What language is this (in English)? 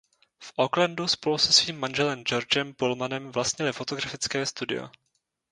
Czech